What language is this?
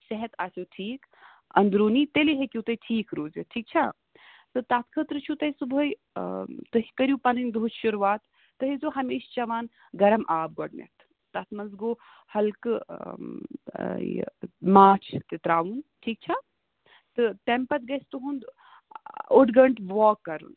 Kashmiri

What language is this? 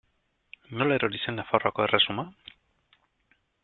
Basque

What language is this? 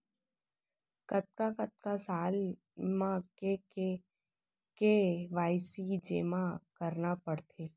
Chhattisgarhi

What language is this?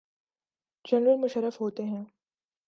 Urdu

